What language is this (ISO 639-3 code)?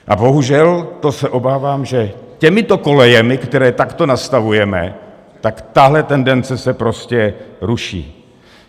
ces